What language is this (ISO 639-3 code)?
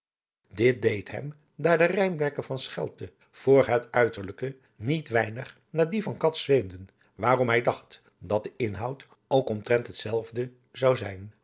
nld